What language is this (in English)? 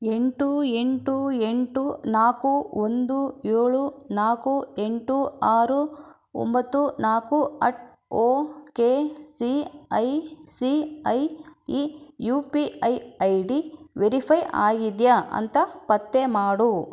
Kannada